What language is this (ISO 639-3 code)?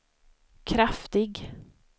swe